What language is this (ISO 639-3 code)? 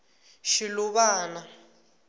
tso